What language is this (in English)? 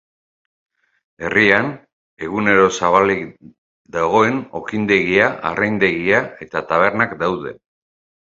Basque